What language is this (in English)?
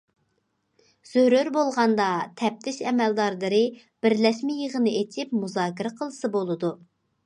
Uyghur